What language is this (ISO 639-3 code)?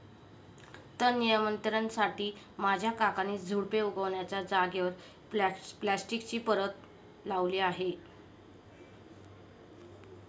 mar